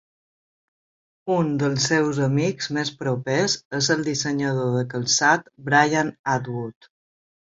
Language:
Catalan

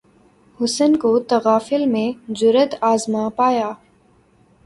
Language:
Urdu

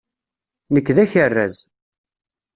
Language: Kabyle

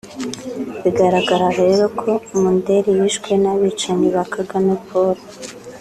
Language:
Kinyarwanda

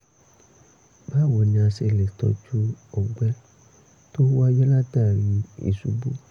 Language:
Yoruba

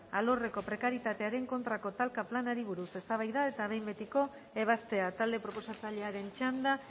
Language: Basque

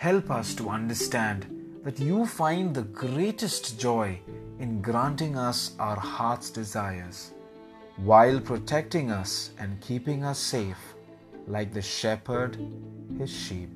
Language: English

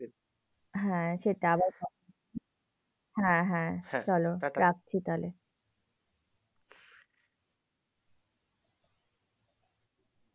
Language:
Bangla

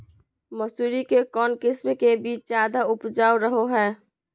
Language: Magahi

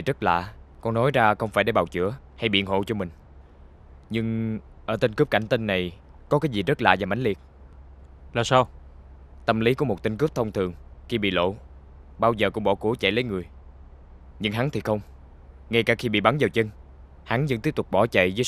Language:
Vietnamese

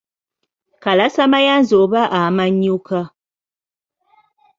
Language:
Ganda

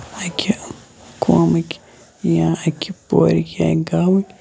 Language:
Kashmiri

